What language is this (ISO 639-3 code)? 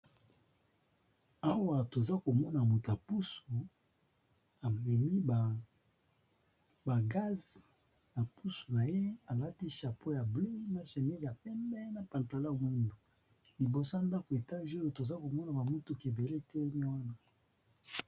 lin